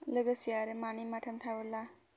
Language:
Bodo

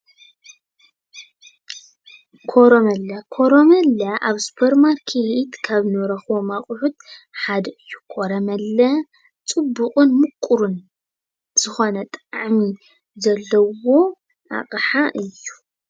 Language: Tigrinya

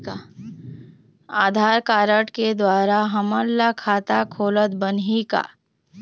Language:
Chhattisgarhi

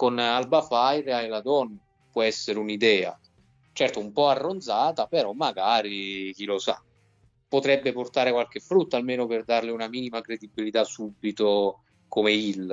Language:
Italian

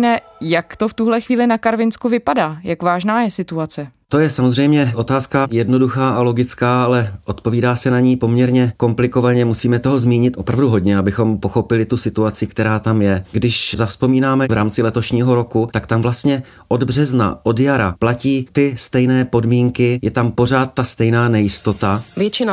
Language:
Czech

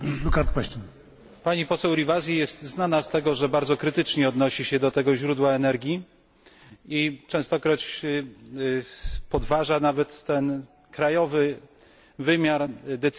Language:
Polish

